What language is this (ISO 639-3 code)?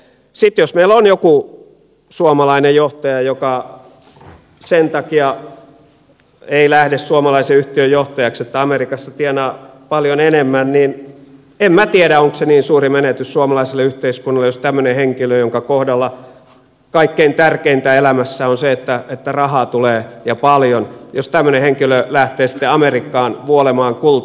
fin